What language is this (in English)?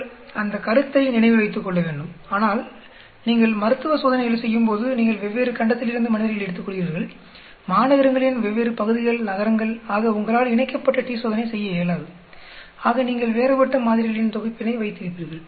Tamil